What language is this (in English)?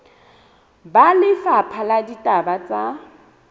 Southern Sotho